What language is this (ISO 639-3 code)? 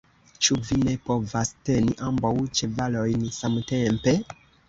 epo